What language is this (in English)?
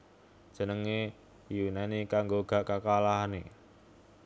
Javanese